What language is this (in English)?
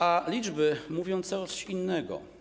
Polish